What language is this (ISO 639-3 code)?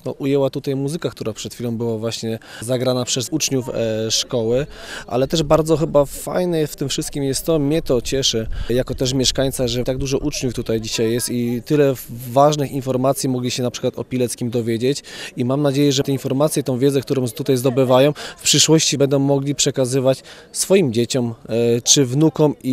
pol